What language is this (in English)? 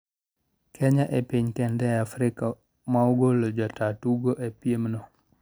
Luo (Kenya and Tanzania)